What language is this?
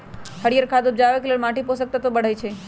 Magahi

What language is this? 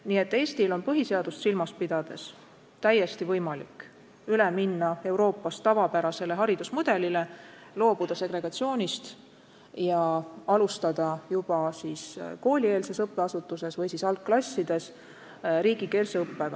Estonian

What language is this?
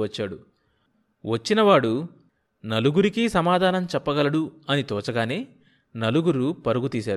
Telugu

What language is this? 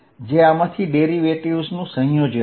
Gujarati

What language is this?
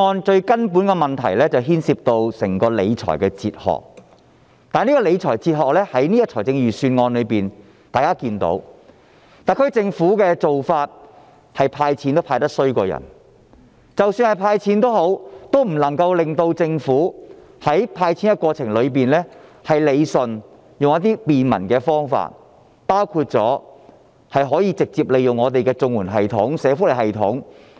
Cantonese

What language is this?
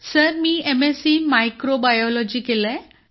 Marathi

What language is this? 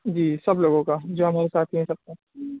Urdu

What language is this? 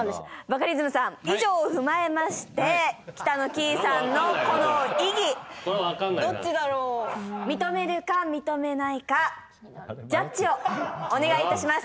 Japanese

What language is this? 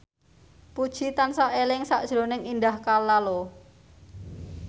Javanese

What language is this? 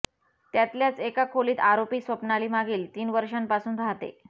Marathi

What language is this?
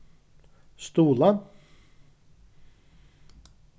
Faroese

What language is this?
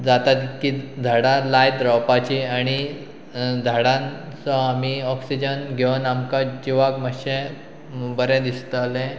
Konkani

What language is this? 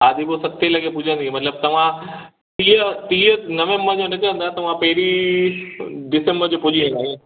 Sindhi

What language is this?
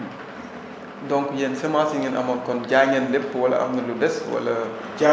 Wolof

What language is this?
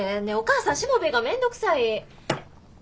Japanese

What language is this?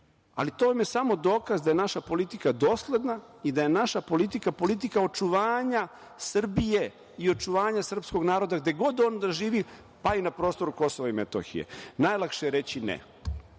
Serbian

